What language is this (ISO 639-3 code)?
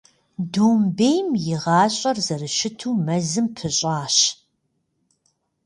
kbd